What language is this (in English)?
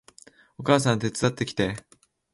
Japanese